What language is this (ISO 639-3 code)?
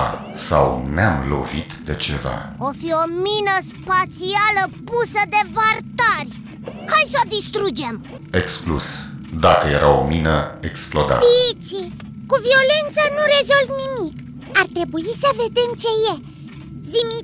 ron